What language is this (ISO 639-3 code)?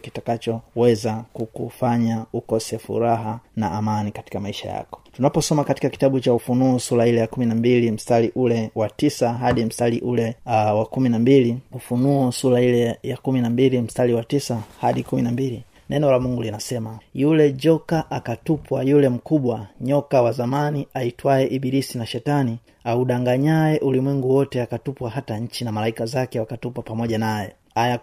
swa